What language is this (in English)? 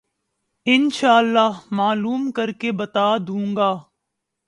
Urdu